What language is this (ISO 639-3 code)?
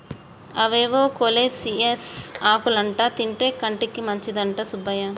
tel